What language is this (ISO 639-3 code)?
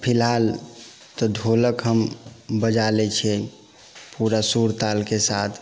mai